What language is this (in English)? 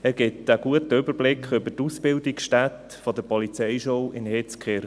Swiss German